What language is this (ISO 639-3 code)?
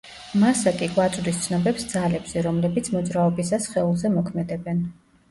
kat